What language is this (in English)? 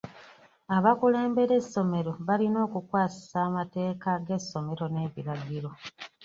Ganda